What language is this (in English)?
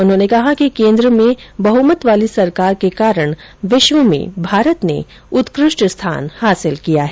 Hindi